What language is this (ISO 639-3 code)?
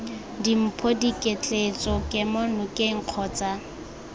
tsn